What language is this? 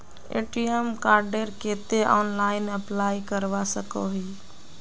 Magahi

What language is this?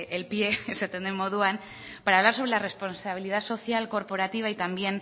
Spanish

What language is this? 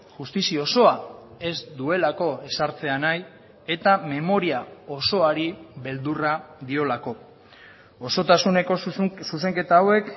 Basque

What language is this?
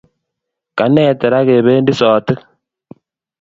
Kalenjin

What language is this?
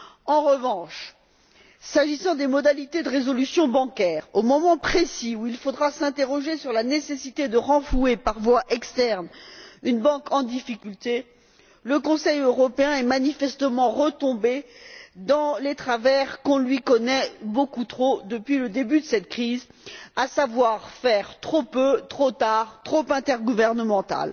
French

